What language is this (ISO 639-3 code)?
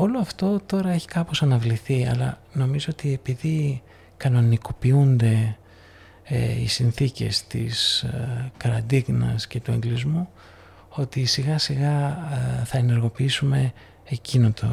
ell